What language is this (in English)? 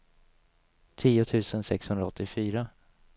Swedish